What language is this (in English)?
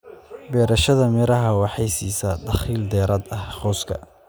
Somali